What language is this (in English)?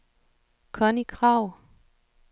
Danish